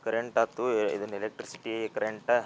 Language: Kannada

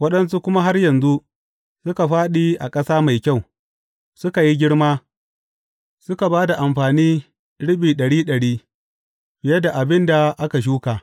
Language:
Hausa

